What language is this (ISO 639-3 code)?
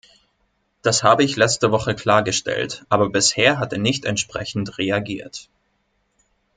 deu